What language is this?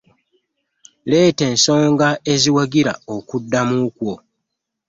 Ganda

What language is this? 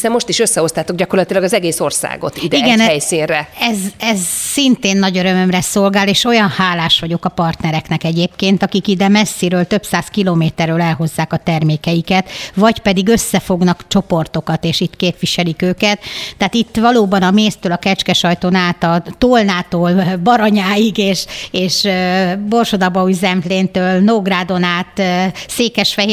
Hungarian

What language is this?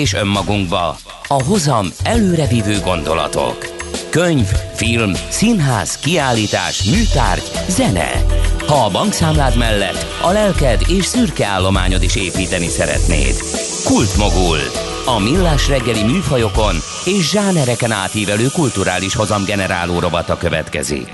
Hungarian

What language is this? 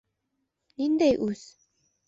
Bashkir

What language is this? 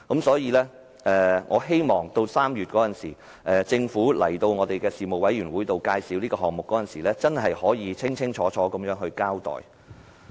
Cantonese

